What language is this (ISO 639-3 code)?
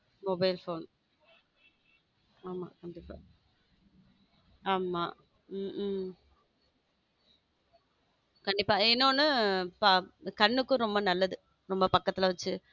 tam